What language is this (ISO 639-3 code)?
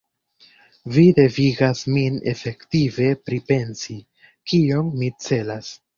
epo